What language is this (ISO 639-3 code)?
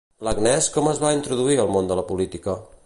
cat